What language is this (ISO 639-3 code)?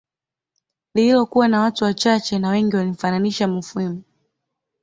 swa